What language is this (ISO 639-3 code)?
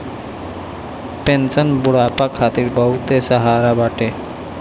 bho